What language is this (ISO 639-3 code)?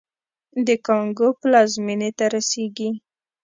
pus